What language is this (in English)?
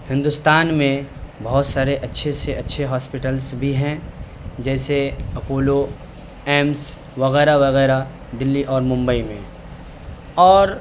Urdu